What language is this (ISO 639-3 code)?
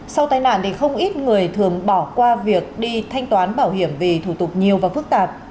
vie